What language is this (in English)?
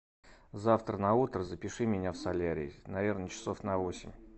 Russian